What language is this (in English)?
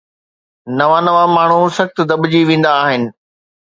Sindhi